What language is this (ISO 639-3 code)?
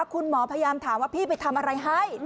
tha